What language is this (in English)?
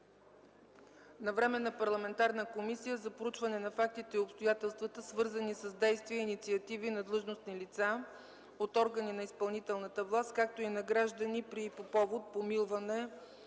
Bulgarian